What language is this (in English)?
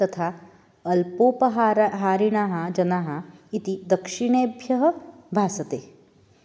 Sanskrit